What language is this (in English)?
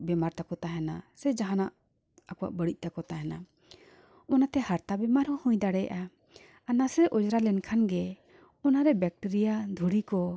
Santali